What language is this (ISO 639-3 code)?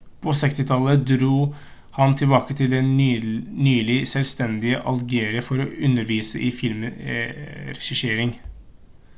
nob